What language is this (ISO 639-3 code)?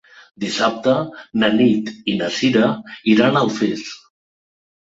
cat